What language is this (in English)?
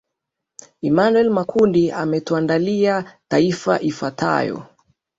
Swahili